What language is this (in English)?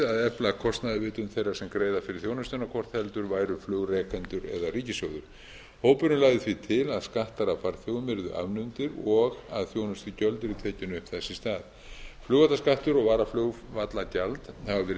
Icelandic